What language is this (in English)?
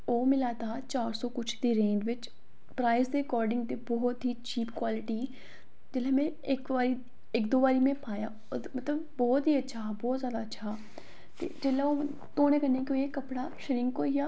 Dogri